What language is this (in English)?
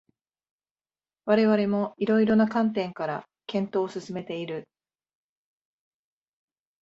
Japanese